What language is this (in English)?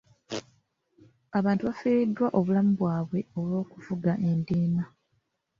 Ganda